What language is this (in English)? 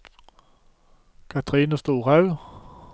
Norwegian